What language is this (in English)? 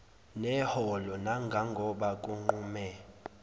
Zulu